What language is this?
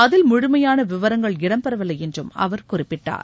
Tamil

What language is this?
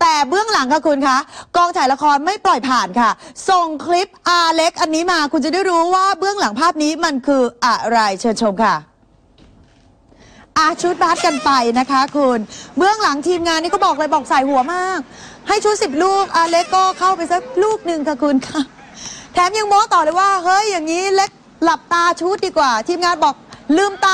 Thai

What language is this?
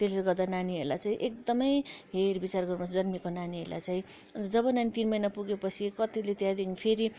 Nepali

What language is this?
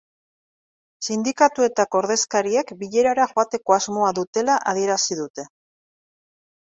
Basque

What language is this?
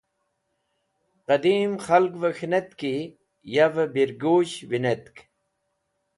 Wakhi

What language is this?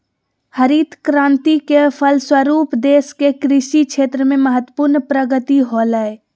Magahi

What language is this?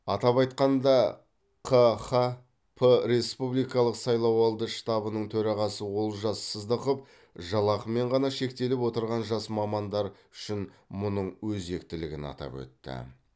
Kazakh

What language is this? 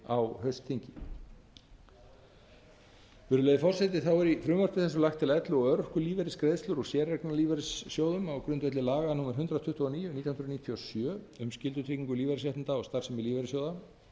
Icelandic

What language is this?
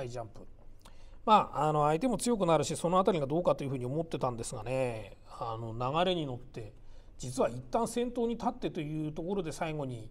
Japanese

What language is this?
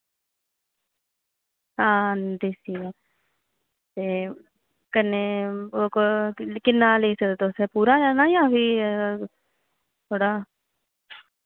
Dogri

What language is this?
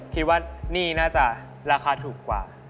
Thai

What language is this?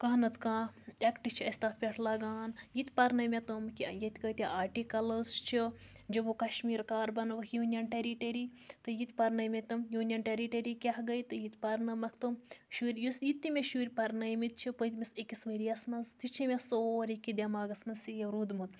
Kashmiri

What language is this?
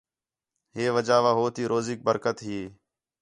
Khetrani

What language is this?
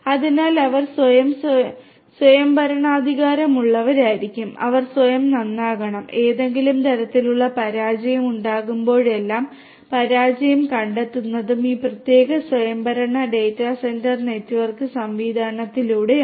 Malayalam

